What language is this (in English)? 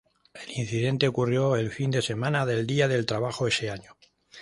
Spanish